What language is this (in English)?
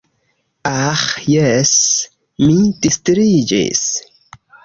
Esperanto